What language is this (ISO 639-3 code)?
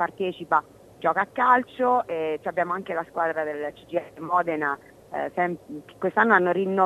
ita